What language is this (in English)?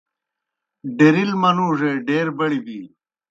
Kohistani Shina